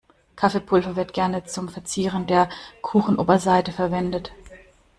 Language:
German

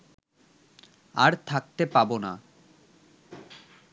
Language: Bangla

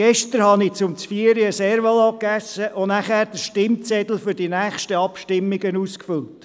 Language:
Swiss German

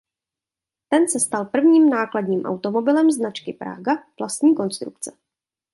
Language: Czech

